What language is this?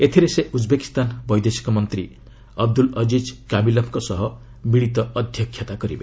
Odia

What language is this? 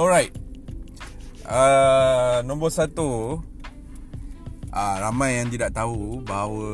Malay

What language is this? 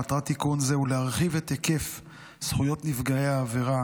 Hebrew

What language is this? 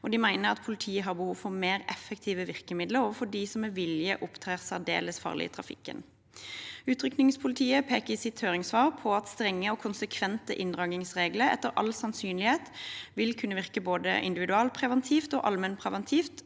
Norwegian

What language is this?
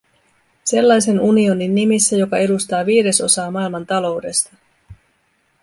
Finnish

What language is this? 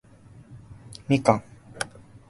Japanese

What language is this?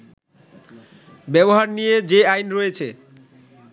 Bangla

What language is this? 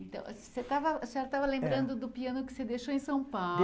Portuguese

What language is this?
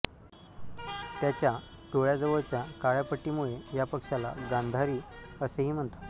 Marathi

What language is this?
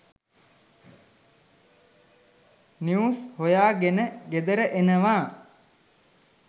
Sinhala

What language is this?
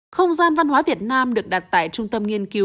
Vietnamese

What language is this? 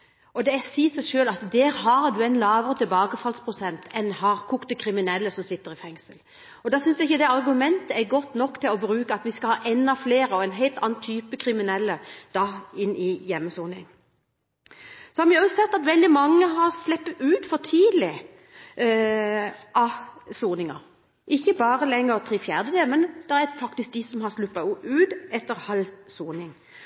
Norwegian Bokmål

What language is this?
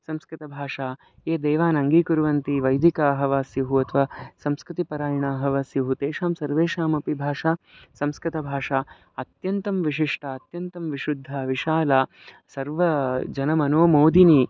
Sanskrit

